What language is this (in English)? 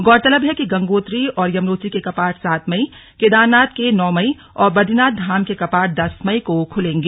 Hindi